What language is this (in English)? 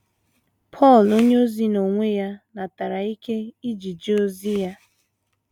Igbo